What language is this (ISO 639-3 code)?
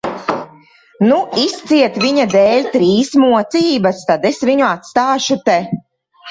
lav